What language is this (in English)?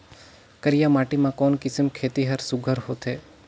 Chhattisgarhi